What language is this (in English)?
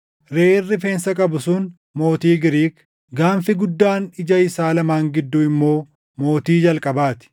Oromo